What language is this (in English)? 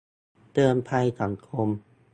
Thai